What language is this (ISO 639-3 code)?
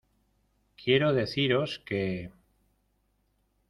spa